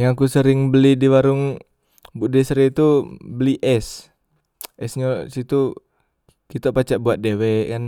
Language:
Musi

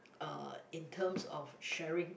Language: English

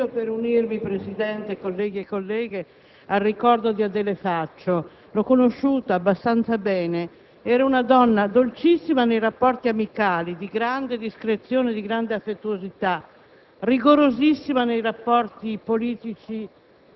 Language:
Italian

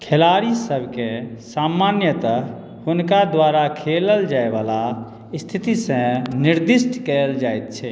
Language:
Maithili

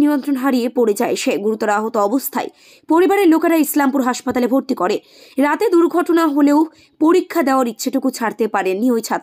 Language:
Bangla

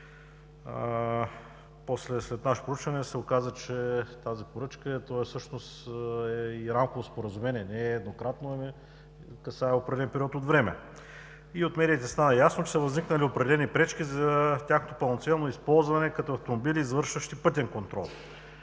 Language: Bulgarian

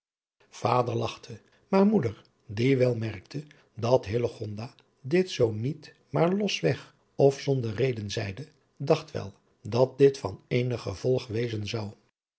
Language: Dutch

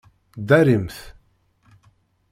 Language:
Kabyle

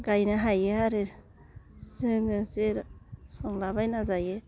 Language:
Bodo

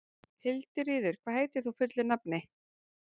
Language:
Icelandic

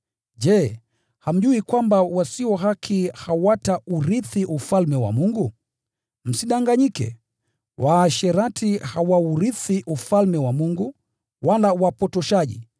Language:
Swahili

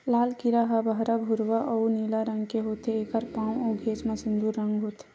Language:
Chhattisgarhi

